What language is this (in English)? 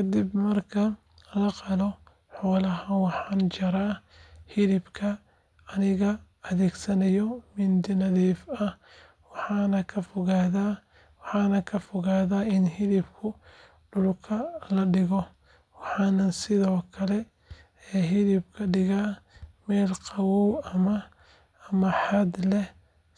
Somali